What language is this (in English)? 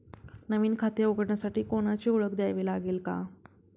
Marathi